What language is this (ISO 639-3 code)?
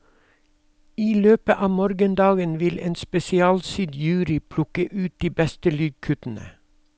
nor